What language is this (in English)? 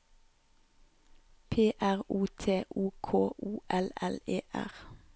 Norwegian